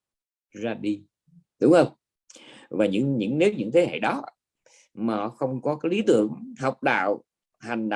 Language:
Vietnamese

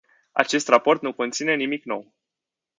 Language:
Romanian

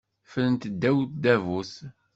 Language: Kabyle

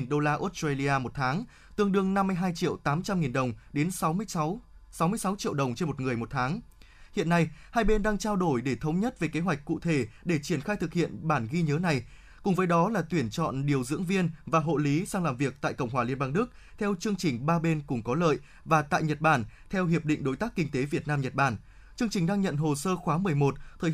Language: Vietnamese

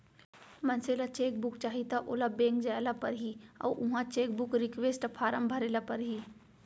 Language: Chhattisgarhi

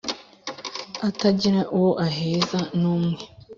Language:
Kinyarwanda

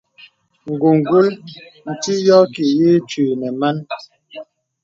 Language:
Bebele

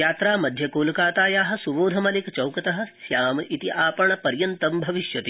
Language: Sanskrit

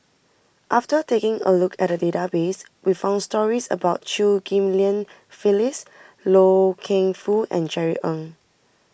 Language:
English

